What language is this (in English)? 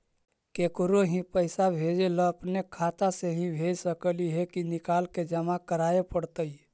Magahi